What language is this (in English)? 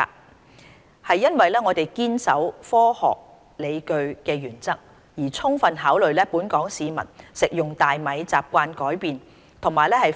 Cantonese